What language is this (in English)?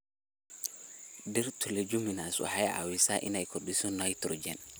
Somali